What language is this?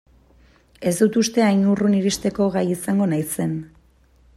Basque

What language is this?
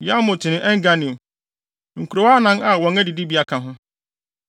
Akan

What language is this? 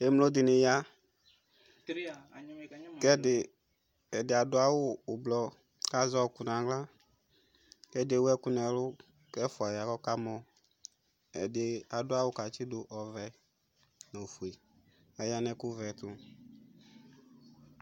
Ikposo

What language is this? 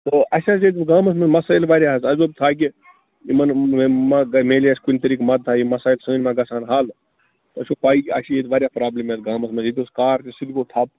Kashmiri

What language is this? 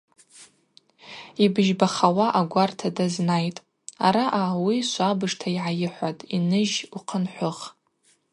Abaza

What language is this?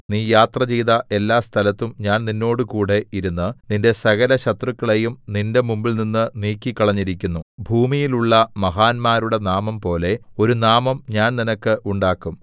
Malayalam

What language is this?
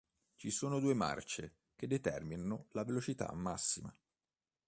Italian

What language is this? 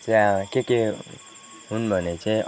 Nepali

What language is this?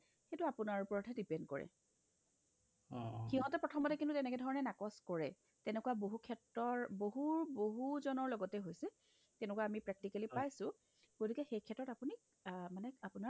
Assamese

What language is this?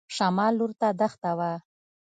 Pashto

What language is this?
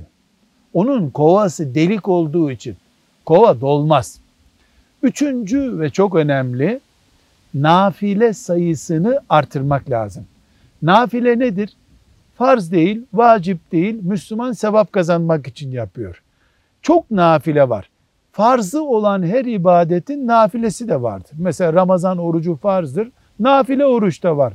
Turkish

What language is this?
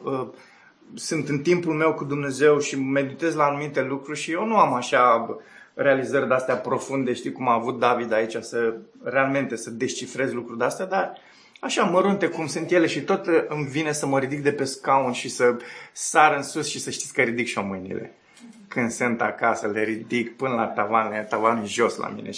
Romanian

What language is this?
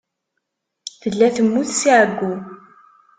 Kabyle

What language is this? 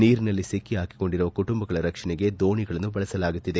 Kannada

